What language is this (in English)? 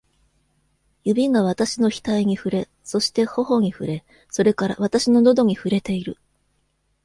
Japanese